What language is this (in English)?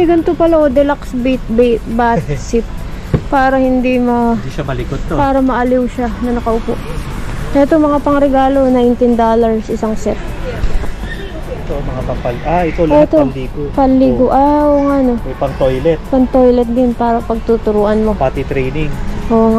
Filipino